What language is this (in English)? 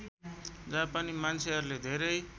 Nepali